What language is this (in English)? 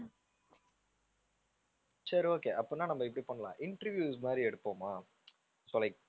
Tamil